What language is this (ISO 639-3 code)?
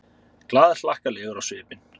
isl